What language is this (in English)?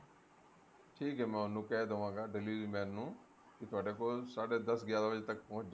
Punjabi